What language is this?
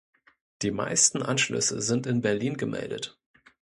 German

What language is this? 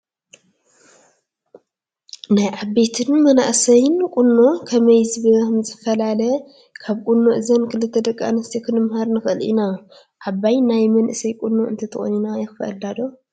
Tigrinya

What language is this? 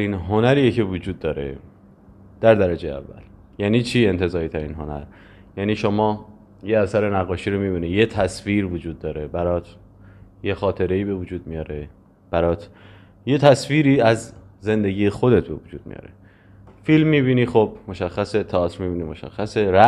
Persian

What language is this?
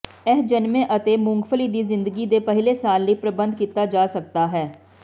Punjabi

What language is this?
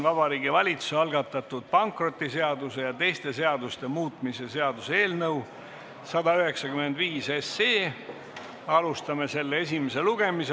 Estonian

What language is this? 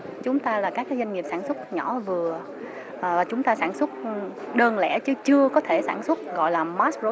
Vietnamese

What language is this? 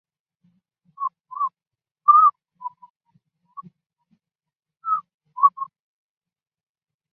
Chinese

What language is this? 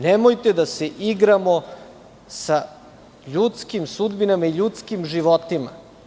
Serbian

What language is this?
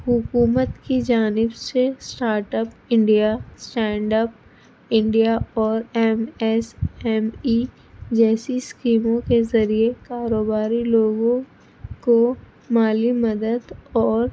Urdu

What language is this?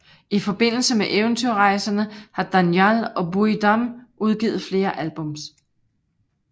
Danish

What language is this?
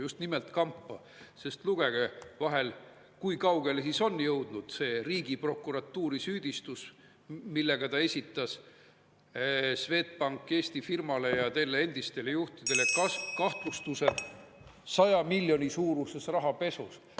Estonian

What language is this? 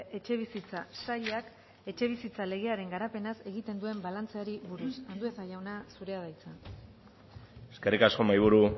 Basque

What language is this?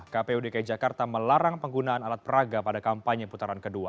Indonesian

